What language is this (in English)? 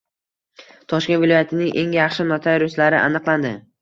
Uzbek